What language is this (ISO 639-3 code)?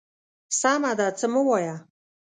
pus